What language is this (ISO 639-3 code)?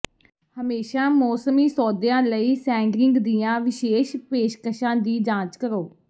pan